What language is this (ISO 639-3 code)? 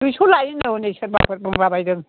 brx